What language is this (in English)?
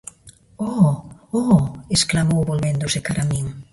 Galician